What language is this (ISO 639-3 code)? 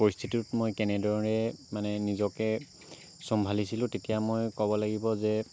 asm